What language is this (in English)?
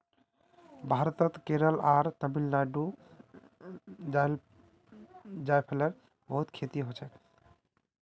Magahi